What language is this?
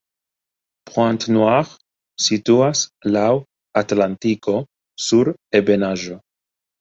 Esperanto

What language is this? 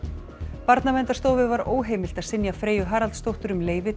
Icelandic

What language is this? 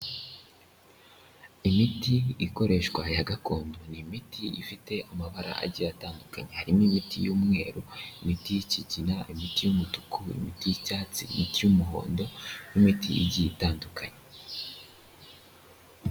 Kinyarwanda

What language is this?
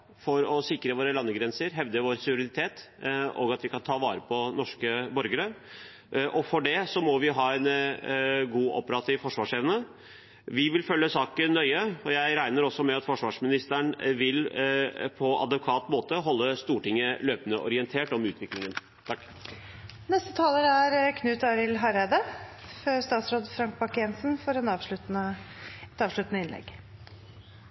Norwegian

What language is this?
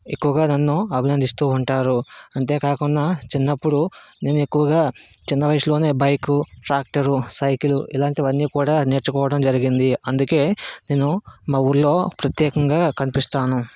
Telugu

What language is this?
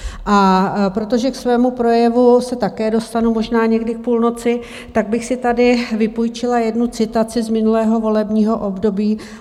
Czech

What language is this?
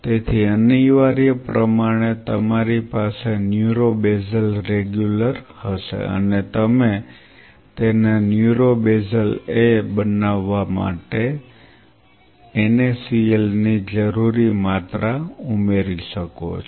Gujarati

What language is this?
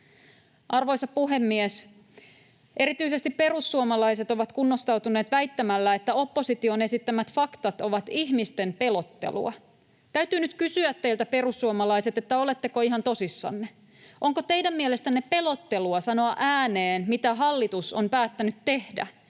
Finnish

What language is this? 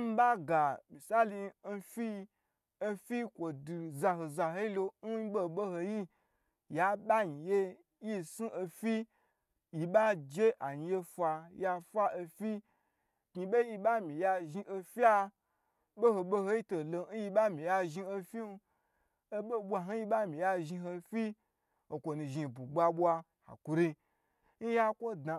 Gbagyi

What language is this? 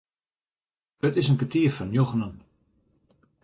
Western Frisian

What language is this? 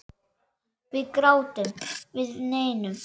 Icelandic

